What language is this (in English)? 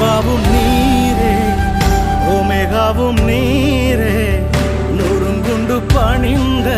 Urdu